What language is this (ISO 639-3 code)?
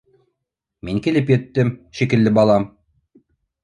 bak